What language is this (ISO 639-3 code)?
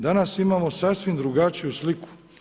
hrv